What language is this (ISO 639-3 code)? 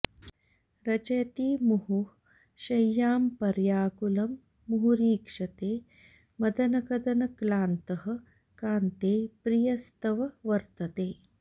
san